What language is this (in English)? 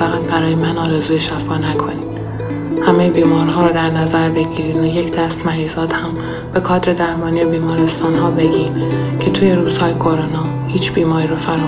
Persian